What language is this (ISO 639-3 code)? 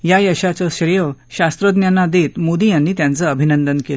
mar